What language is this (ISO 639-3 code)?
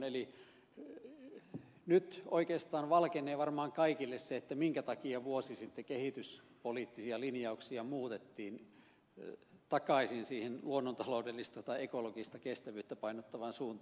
fin